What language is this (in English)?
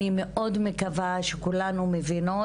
Hebrew